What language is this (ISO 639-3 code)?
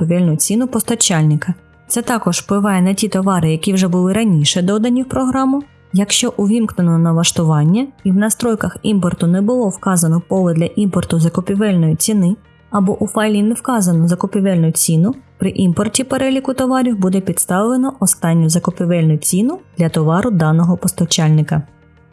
ukr